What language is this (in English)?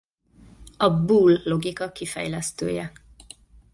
Hungarian